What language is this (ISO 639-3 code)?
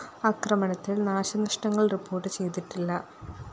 mal